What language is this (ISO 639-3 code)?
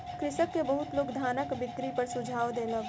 mai